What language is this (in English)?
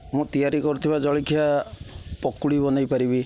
Odia